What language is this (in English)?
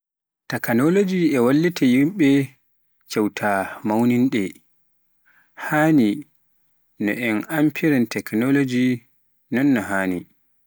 Pular